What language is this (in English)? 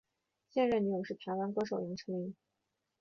Chinese